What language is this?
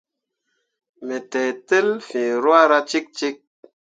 Mundang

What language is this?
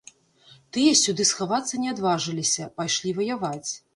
Belarusian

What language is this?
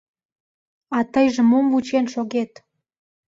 Mari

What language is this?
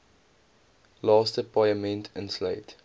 Afrikaans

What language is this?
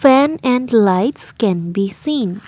English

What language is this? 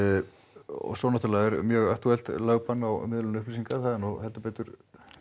Icelandic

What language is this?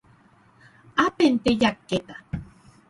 Guarani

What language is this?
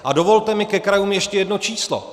Czech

